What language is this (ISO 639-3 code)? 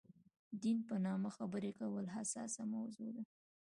pus